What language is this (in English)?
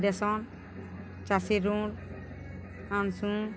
Odia